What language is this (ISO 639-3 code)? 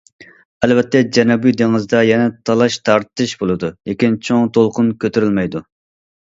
uig